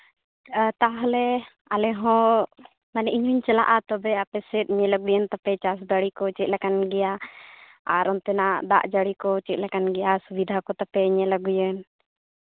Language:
Santali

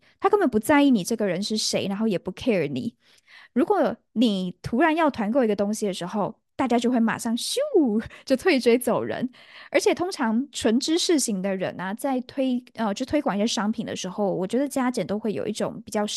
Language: Chinese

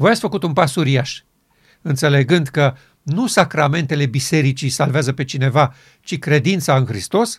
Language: Romanian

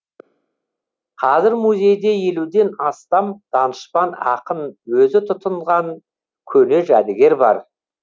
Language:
Kazakh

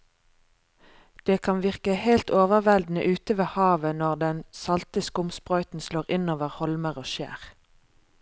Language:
Norwegian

